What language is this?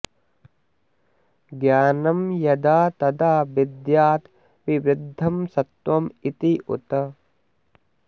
Sanskrit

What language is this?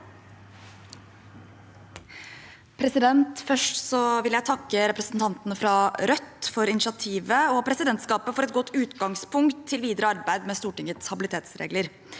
Norwegian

